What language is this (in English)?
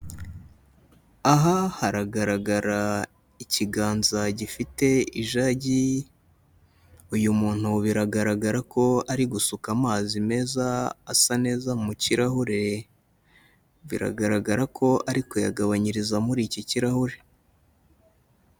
Kinyarwanda